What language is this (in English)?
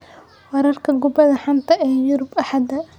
Somali